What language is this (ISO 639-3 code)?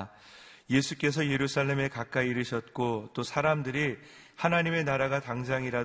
kor